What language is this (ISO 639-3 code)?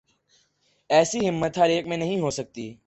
urd